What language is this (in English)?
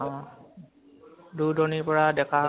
Assamese